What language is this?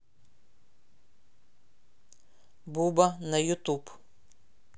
Russian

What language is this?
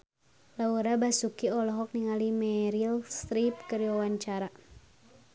Sundanese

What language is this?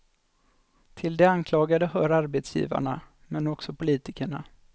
Swedish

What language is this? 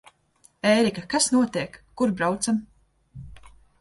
Latvian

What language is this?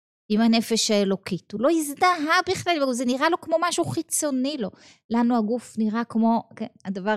Hebrew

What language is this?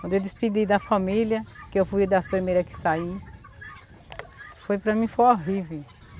Portuguese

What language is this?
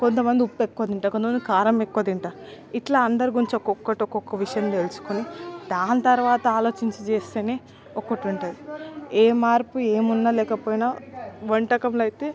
Telugu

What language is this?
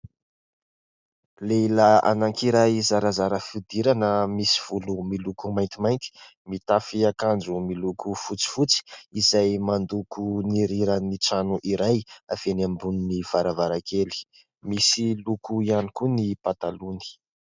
Malagasy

